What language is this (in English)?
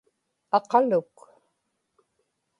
Inupiaq